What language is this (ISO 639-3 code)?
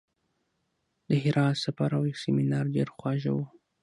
pus